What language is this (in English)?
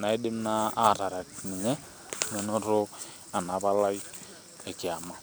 Masai